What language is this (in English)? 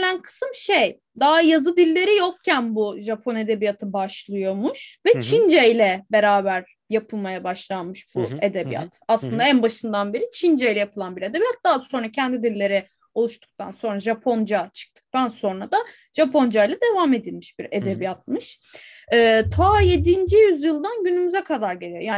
Turkish